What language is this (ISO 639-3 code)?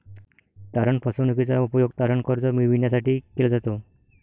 mar